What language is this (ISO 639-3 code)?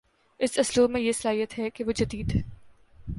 urd